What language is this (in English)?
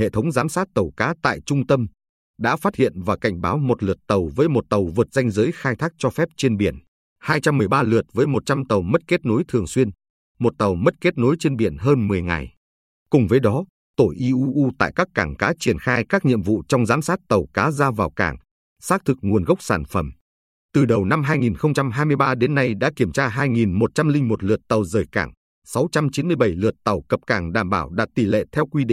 Vietnamese